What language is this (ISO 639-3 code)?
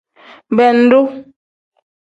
kdh